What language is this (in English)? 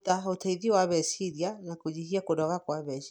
Kikuyu